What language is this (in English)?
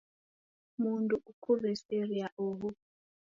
Taita